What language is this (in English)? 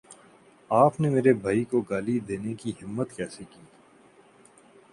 Urdu